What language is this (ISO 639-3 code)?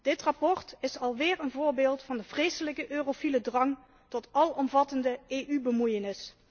nld